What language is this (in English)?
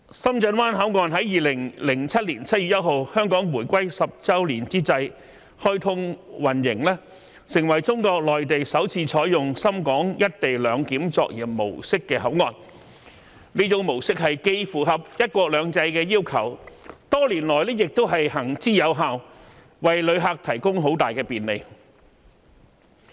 Cantonese